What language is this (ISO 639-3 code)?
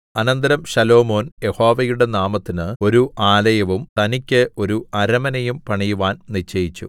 mal